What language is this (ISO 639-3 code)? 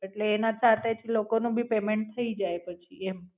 guj